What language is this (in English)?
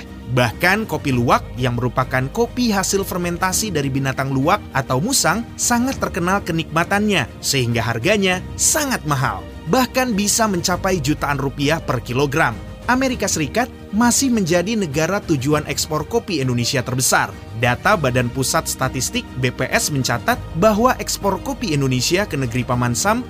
Indonesian